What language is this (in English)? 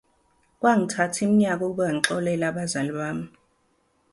Zulu